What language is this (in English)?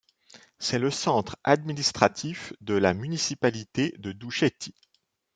French